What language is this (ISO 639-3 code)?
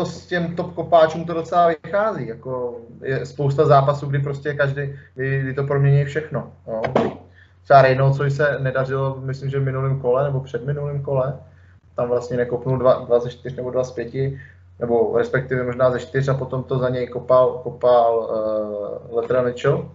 ces